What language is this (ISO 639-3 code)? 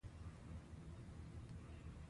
pus